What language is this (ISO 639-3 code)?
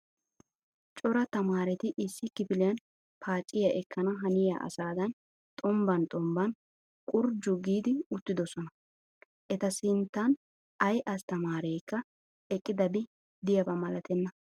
wal